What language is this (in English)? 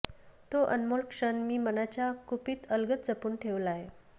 Marathi